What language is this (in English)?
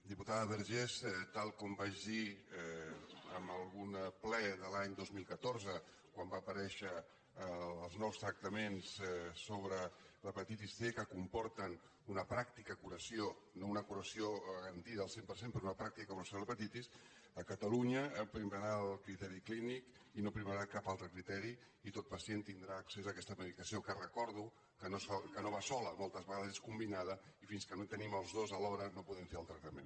Catalan